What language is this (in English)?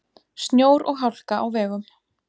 Icelandic